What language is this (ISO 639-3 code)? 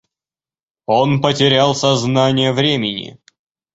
rus